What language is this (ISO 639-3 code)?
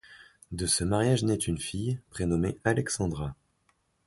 fra